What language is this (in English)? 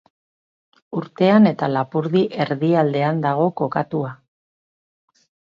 Basque